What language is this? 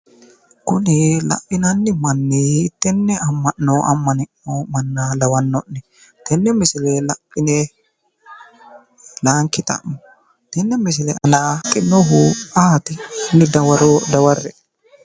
Sidamo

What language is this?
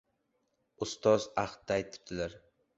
Uzbek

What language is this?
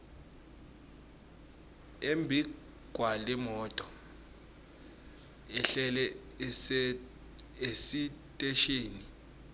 Swati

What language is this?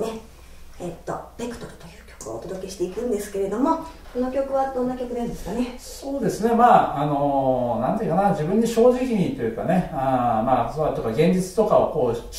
Japanese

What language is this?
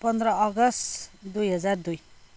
Nepali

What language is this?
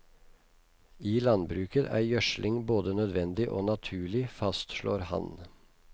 Norwegian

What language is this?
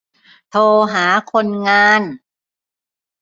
Thai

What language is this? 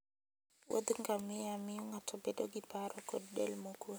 Luo (Kenya and Tanzania)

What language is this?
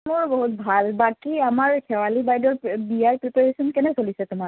Assamese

